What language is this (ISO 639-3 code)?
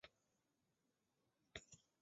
zho